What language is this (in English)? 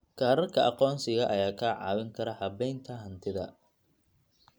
Somali